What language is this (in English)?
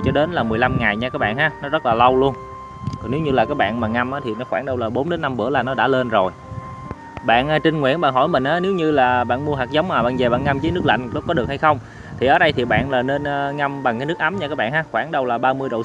Vietnamese